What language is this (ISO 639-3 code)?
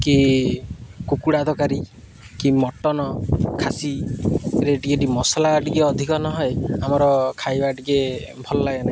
ori